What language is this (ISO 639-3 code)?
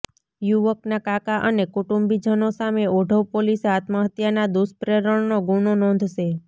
guj